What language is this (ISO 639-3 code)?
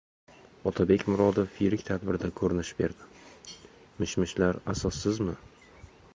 uzb